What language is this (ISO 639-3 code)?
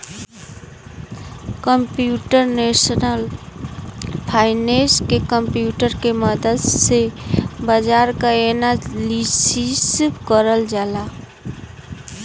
bho